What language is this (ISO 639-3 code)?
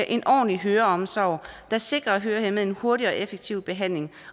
dan